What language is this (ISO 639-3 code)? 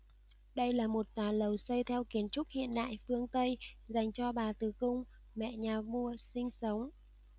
vie